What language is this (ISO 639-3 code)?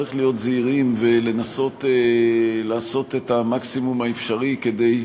heb